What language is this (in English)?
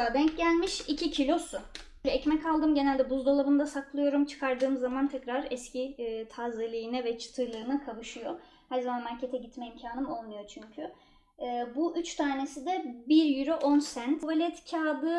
Turkish